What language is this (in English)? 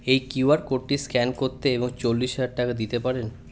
Bangla